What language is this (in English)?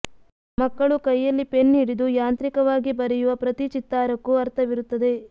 Kannada